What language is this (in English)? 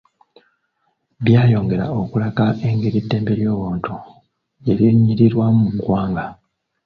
Ganda